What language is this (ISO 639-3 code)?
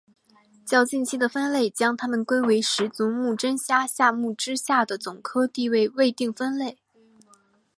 zho